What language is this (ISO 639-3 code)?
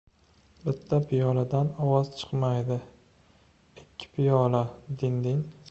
uzb